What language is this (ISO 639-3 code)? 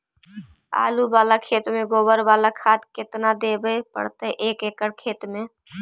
mag